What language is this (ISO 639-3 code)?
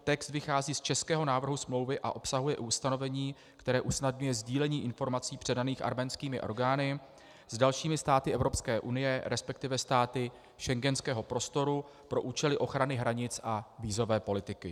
ces